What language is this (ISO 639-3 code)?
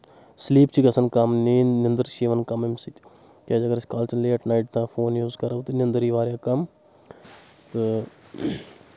kas